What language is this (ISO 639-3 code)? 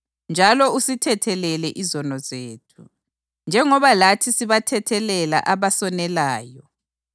nde